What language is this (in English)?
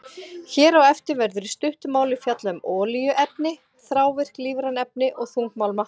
Icelandic